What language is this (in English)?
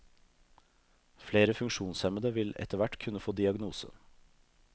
Norwegian